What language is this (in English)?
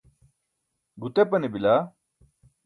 Burushaski